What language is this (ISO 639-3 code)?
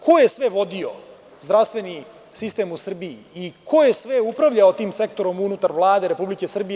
srp